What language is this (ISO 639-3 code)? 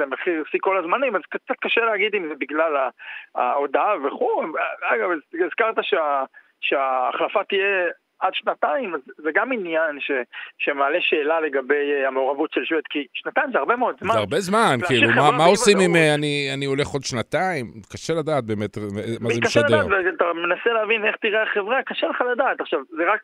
heb